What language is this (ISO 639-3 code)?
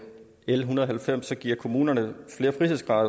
dan